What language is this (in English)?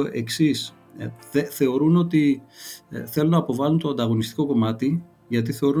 Greek